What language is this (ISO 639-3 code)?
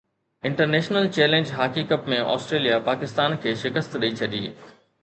snd